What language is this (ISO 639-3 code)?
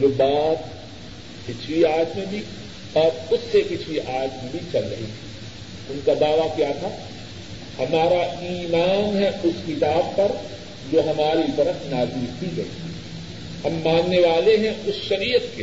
urd